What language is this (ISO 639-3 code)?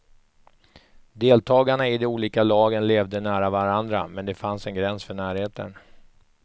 swe